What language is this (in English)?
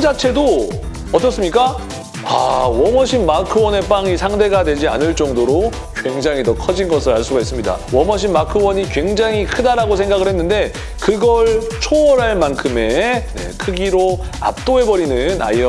Korean